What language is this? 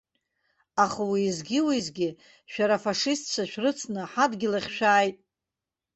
Abkhazian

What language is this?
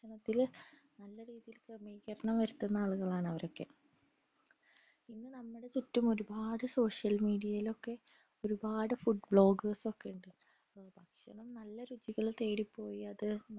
Malayalam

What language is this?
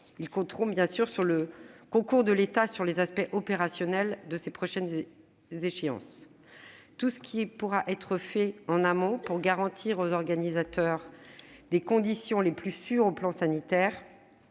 French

